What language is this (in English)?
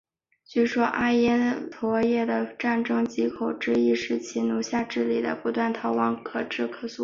Chinese